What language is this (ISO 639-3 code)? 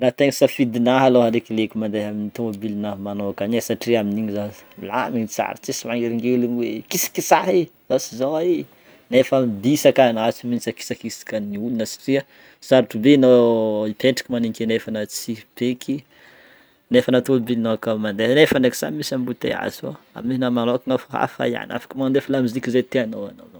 bmm